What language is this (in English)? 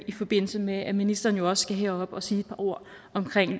Danish